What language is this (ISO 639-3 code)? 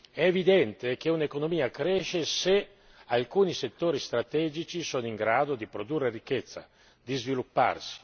ita